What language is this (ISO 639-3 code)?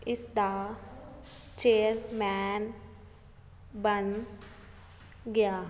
pan